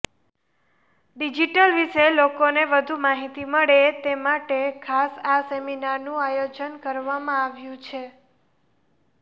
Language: Gujarati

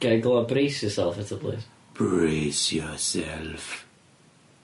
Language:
Welsh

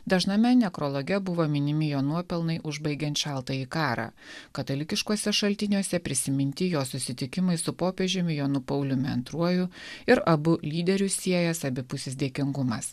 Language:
Lithuanian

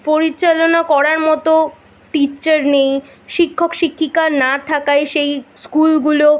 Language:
Bangla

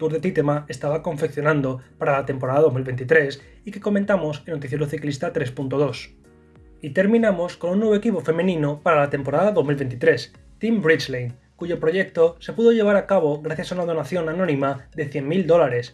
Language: Spanish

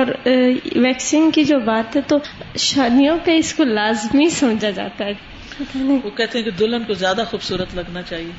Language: Urdu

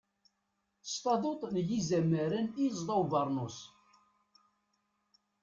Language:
Kabyle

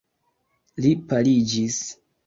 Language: Esperanto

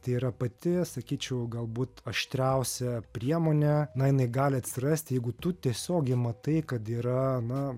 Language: Lithuanian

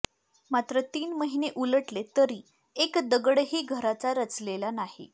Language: Marathi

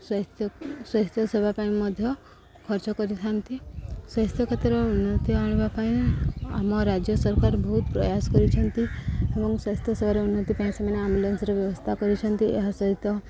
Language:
Odia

